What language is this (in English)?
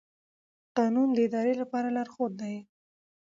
Pashto